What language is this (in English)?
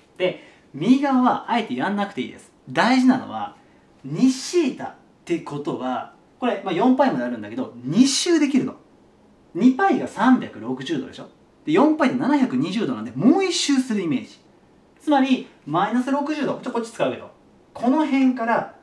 Japanese